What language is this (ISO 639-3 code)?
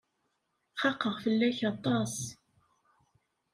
kab